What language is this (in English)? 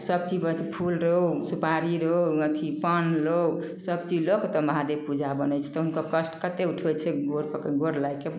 Maithili